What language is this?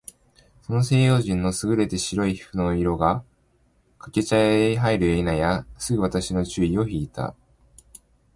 Japanese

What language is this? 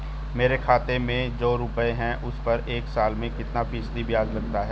Hindi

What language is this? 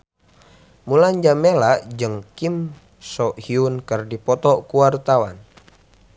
Sundanese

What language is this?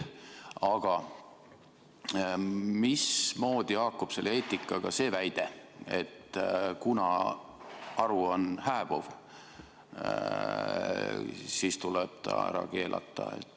Estonian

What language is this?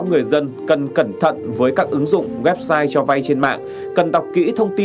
Vietnamese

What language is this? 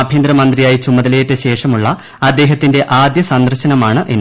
Malayalam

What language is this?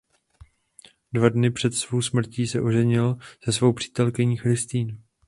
Czech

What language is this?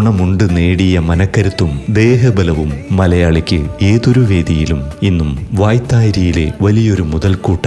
Malayalam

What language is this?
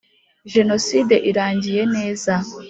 Kinyarwanda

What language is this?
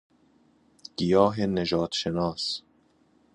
Persian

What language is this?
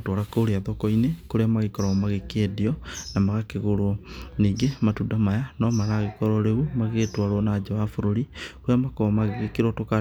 Kikuyu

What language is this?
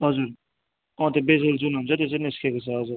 Nepali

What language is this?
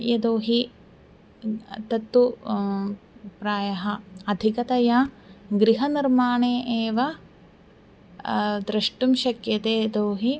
Sanskrit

